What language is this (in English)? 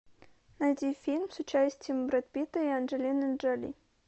Russian